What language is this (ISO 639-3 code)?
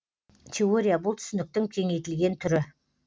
kaz